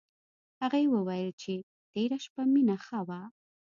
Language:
Pashto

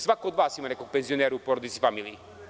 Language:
Serbian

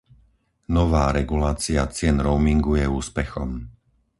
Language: Slovak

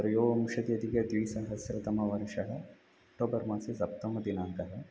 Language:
Sanskrit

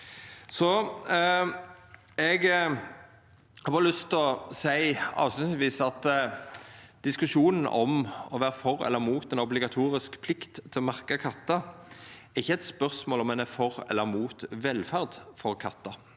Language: Norwegian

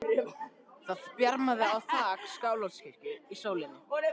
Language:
Icelandic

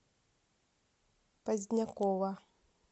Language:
Russian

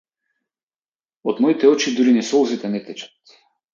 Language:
Macedonian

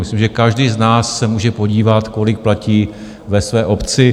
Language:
Czech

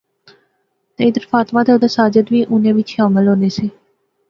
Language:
Pahari-Potwari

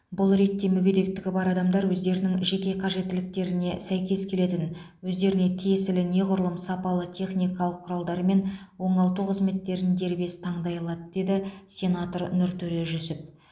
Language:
Kazakh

